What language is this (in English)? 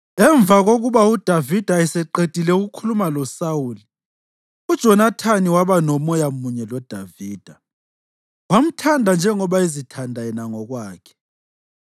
North Ndebele